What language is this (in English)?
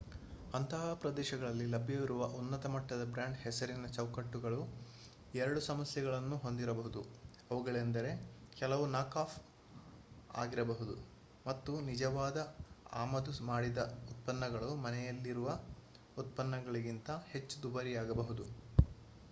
Kannada